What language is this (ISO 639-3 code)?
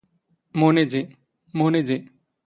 zgh